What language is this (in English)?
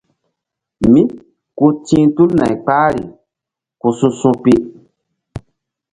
Mbum